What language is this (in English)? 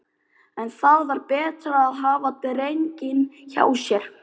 Icelandic